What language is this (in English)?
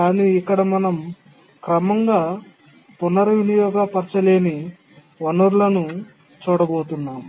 Telugu